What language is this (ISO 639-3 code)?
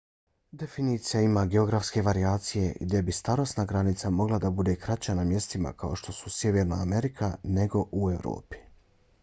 bos